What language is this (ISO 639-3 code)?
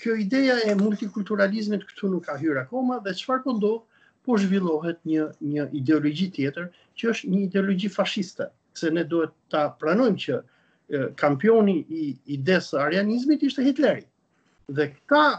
ron